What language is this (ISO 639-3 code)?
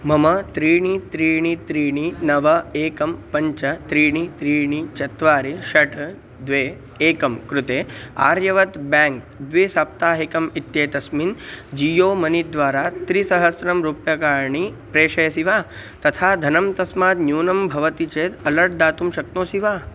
san